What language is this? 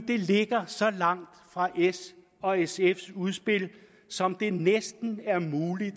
Danish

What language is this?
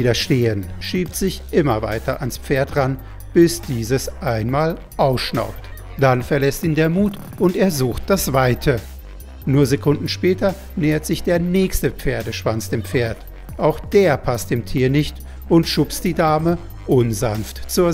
German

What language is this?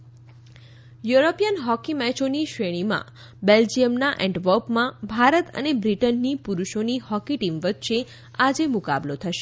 Gujarati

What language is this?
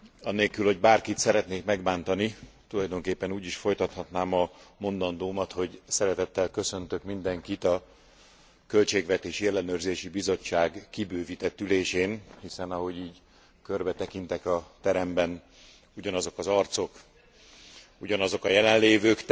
Hungarian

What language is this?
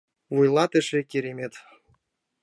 Mari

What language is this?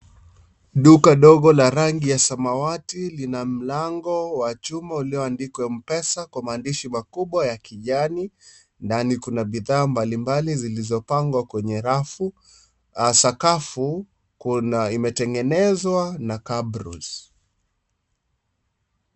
Swahili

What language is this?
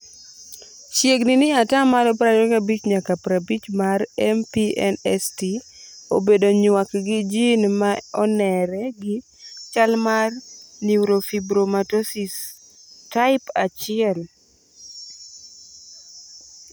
Luo (Kenya and Tanzania)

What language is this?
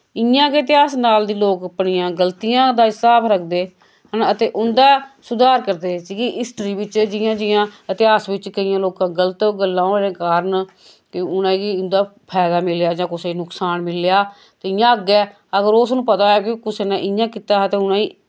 Dogri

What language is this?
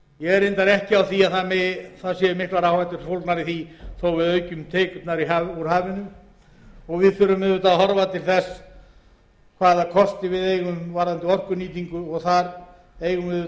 Icelandic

